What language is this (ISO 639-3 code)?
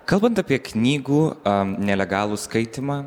lit